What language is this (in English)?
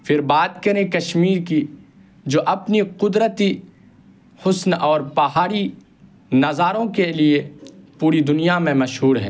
Urdu